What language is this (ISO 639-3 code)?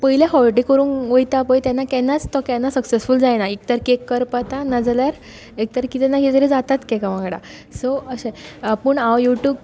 kok